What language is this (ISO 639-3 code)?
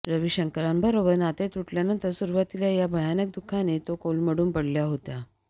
mar